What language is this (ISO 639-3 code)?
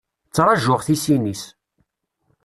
kab